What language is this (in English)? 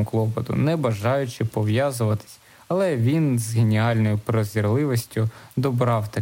Ukrainian